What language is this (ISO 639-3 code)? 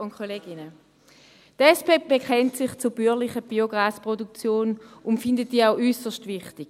gsw